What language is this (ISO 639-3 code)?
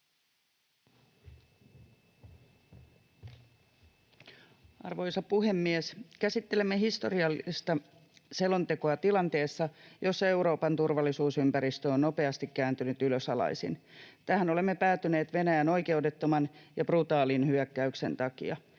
fin